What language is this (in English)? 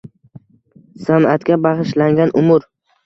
Uzbek